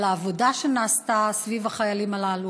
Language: Hebrew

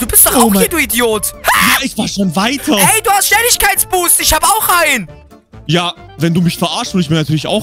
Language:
German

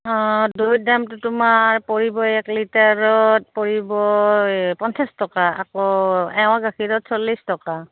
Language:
Assamese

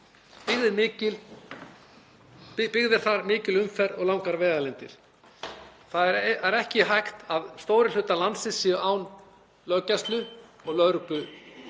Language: Icelandic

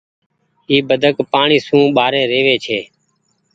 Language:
Goaria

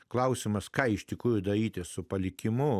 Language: Lithuanian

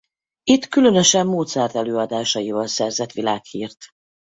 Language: Hungarian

